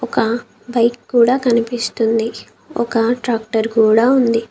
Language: Telugu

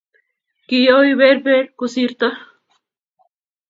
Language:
Kalenjin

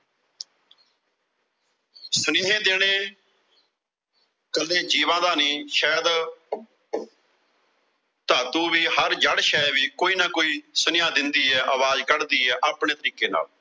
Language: Punjabi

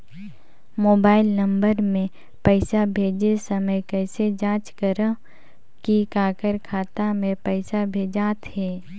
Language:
Chhattisgarhi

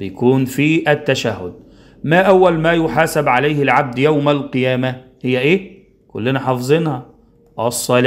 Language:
Arabic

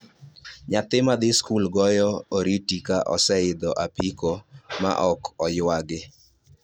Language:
Luo (Kenya and Tanzania)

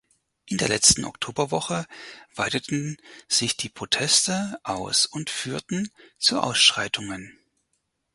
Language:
German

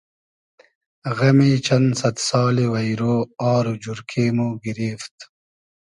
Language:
Hazaragi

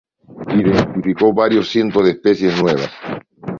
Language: Spanish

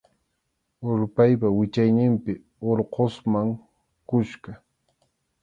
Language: Arequipa-La Unión Quechua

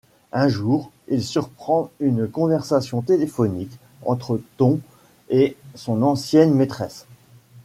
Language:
French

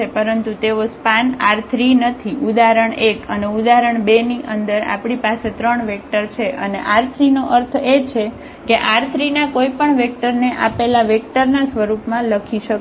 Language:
Gujarati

